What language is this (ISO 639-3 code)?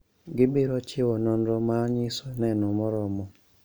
luo